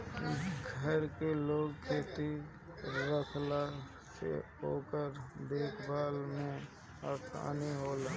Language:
Bhojpuri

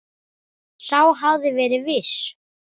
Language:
Icelandic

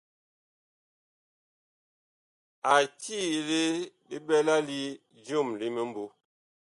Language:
Bakoko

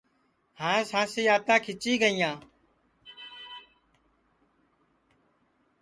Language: Sansi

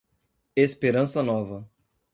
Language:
Portuguese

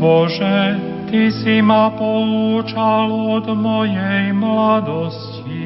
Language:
Slovak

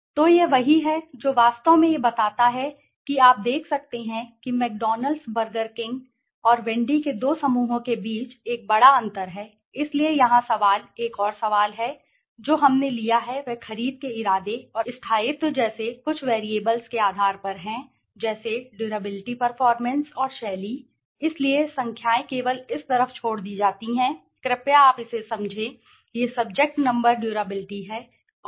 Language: Hindi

